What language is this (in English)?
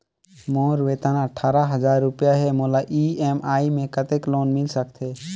Chhattisgarhi